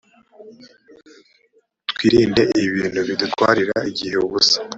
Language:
Kinyarwanda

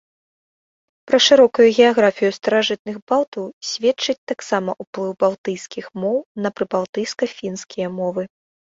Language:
Belarusian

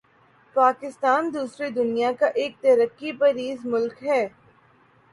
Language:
Urdu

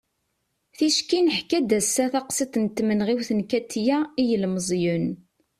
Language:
Kabyle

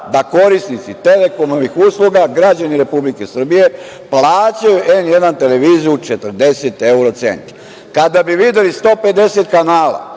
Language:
Serbian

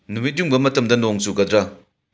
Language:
Manipuri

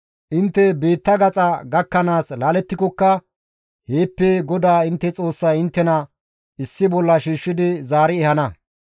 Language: Gamo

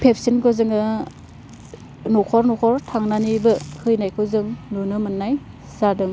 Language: Bodo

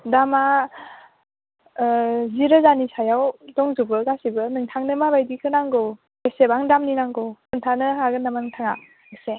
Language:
Bodo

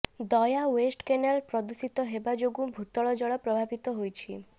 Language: Odia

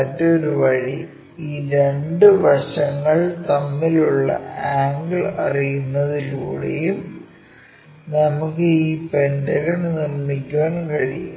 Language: Malayalam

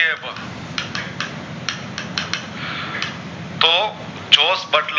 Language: Gujarati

